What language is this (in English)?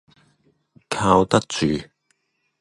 Cantonese